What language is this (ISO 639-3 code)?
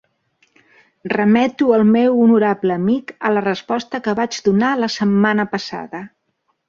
cat